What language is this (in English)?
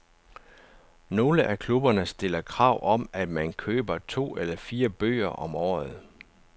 Danish